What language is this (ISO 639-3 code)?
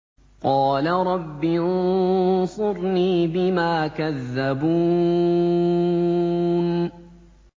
ara